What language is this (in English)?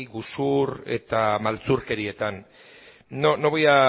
Basque